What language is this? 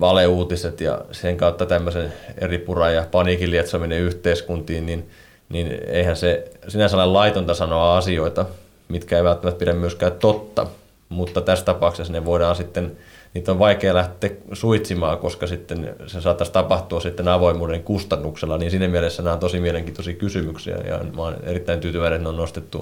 Finnish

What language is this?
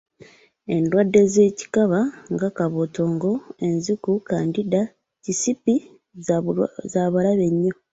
Ganda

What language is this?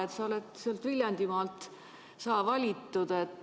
Estonian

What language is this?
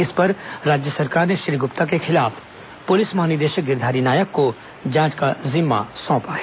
Hindi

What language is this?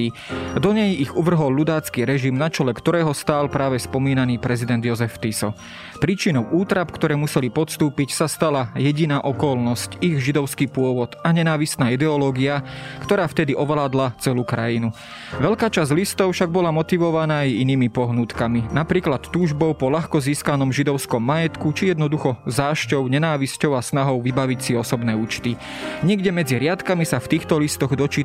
Slovak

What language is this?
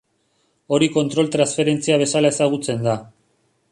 Basque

